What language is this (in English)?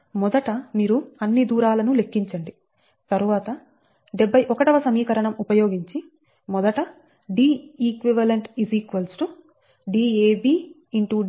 Telugu